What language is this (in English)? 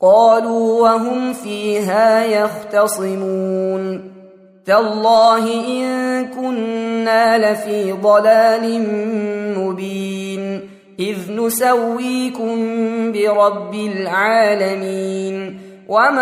Arabic